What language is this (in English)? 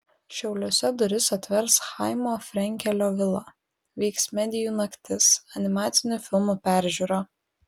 Lithuanian